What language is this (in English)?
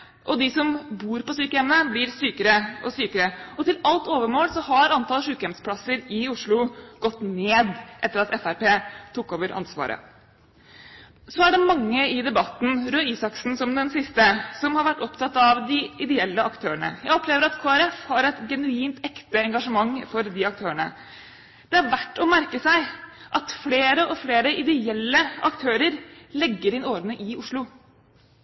Norwegian Bokmål